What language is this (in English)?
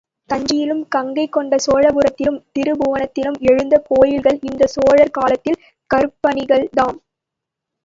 Tamil